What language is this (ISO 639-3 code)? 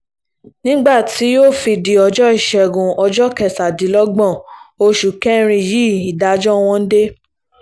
yor